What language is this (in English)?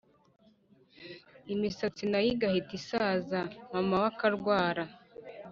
Kinyarwanda